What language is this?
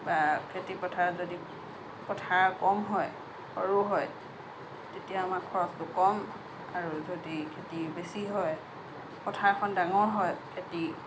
Assamese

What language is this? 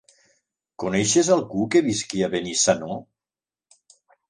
Catalan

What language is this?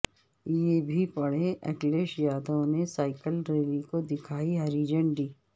Urdu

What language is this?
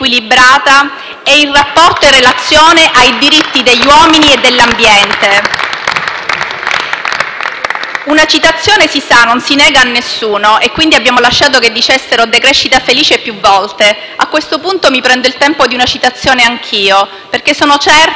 Italian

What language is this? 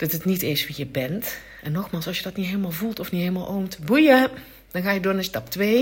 Dutch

